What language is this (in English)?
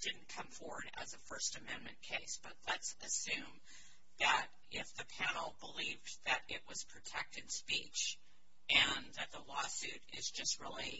English